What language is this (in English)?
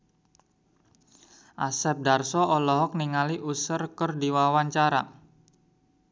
Sundanese